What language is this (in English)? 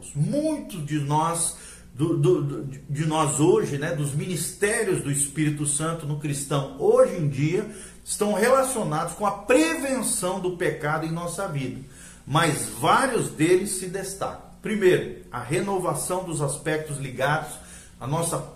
Portuguese